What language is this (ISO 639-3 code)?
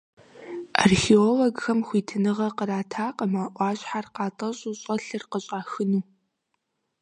kbd